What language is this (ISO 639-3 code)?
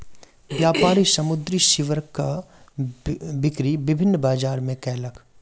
mai